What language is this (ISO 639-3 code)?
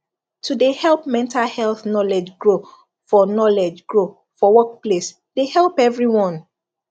pcm